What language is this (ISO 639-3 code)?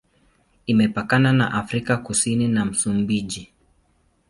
swa